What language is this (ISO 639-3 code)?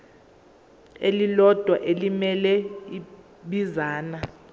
zul